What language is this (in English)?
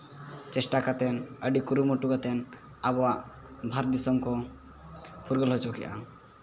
Santali